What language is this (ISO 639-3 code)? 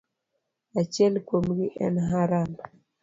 luo